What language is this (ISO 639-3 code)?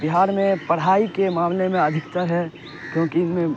urd